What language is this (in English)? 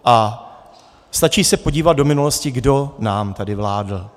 Czech